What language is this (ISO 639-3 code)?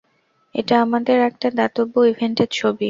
ben